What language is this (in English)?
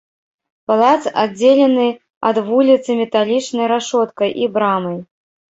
Belarusian